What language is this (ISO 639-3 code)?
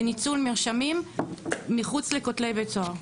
heb